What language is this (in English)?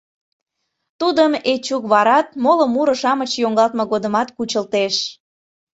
Mari